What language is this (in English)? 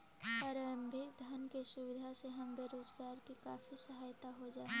Magahi